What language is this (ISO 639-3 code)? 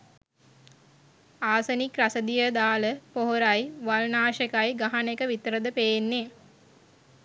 sin